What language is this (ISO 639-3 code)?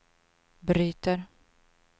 swe